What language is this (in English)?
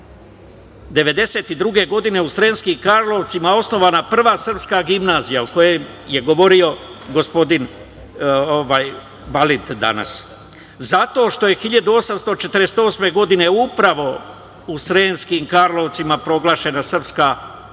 Serbian